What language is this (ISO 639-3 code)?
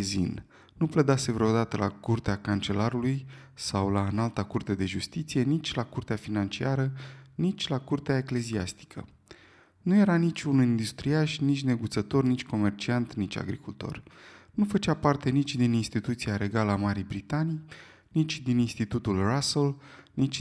ron